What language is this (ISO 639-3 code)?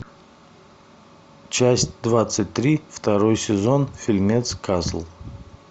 rus